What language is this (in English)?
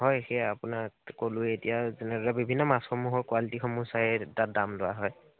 Assamese